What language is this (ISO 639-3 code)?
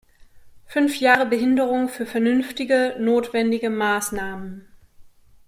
deu